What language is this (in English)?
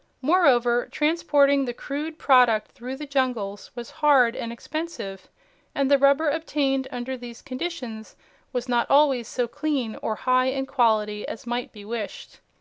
English